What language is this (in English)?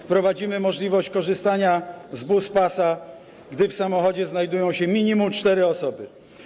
Polish